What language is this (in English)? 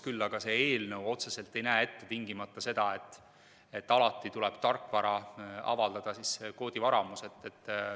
Estonian